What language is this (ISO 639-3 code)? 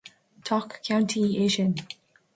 gle